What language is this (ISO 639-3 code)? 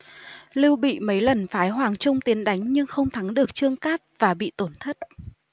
vie